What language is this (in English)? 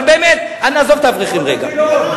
Hebrew